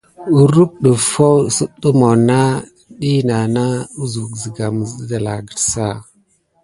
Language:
Gidar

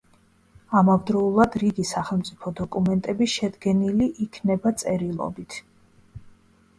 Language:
Georgian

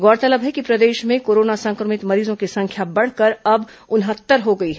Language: Hindi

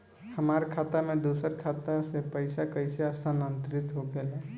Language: Bhojpuri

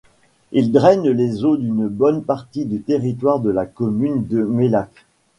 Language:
French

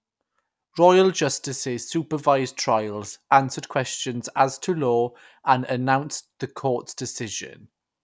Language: English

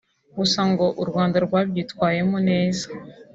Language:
Kinyarwanda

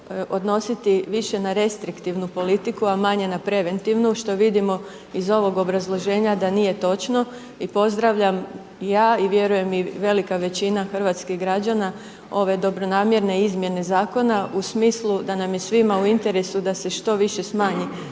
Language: Croatian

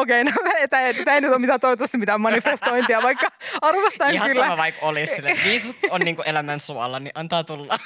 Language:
Finnish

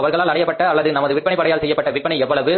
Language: Tamil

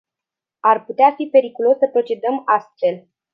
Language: Romanian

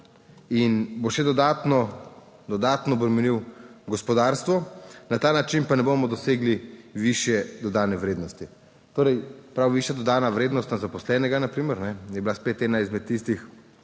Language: Slovenian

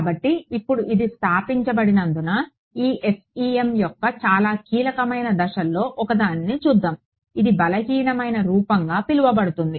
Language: Telugu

